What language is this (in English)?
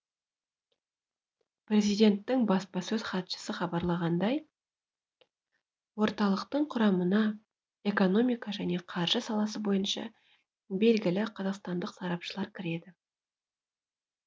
Kazakh